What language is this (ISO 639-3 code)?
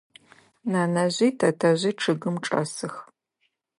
ady